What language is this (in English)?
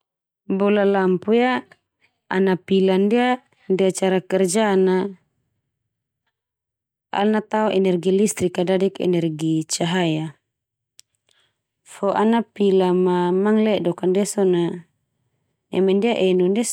Termanu